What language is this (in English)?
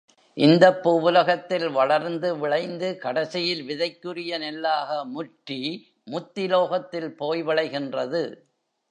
Tamil